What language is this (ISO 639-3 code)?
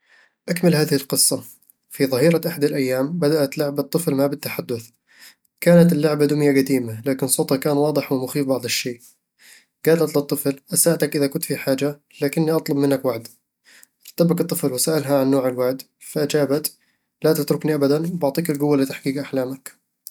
avl